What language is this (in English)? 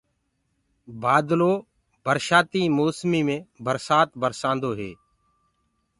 Gurgula